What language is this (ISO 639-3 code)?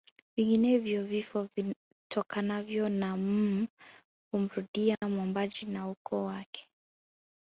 swa